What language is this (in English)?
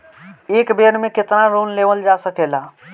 Bhojpuri